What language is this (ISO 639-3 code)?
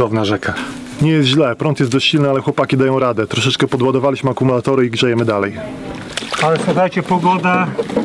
pol